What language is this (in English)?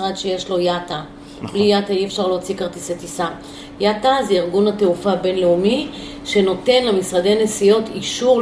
Hebrew